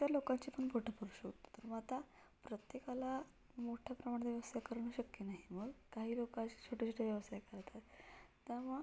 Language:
Marathi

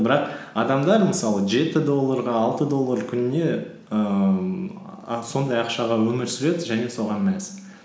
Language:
Kazakh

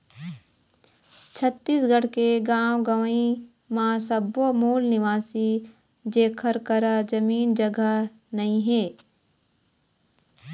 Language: Chhattisgarhi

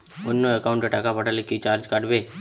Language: Bangla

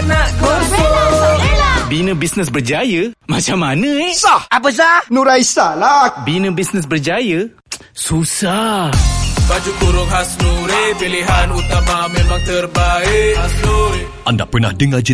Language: Malay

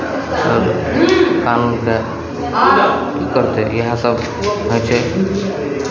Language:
Maithili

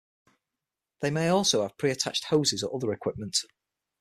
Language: English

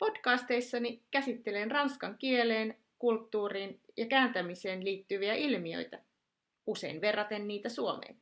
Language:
Finnish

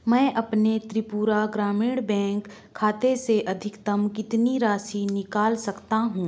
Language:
Hindi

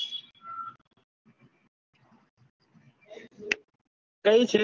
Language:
Gujarati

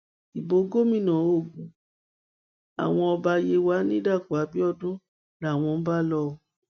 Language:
Yoruba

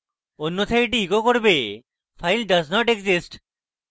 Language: Bangla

